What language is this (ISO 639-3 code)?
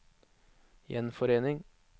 nor